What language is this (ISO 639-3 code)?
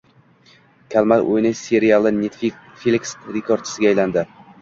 uzb